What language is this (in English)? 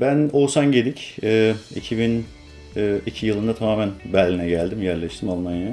Turkish